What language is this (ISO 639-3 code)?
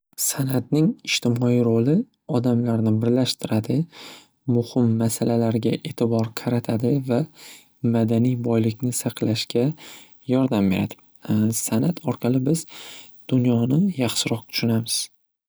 uzb